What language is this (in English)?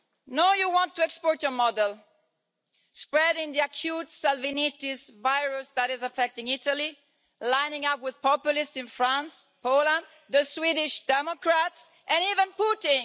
English